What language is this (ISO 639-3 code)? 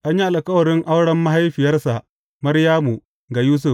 hau